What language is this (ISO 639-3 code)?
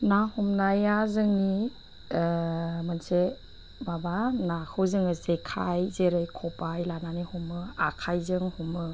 brx